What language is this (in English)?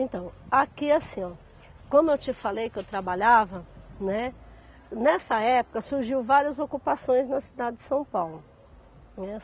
Portuguese